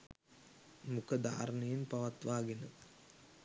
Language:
Sinhala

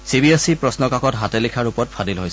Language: Assamese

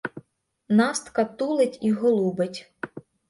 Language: Ukrainian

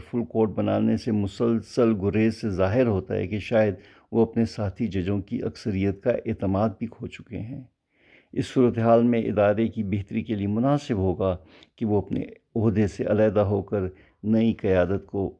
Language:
Urdu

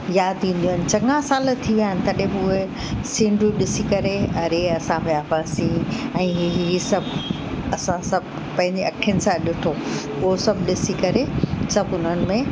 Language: Sindhi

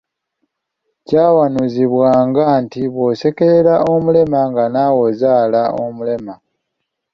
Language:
Ganda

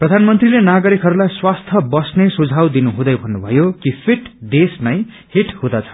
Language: Nepali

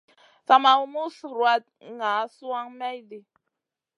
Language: Masana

